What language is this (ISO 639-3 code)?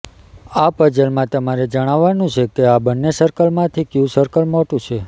guj